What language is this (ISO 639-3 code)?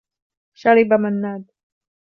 ara